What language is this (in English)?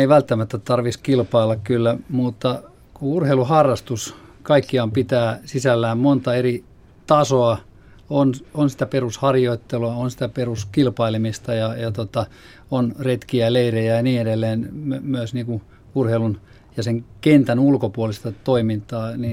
Finnish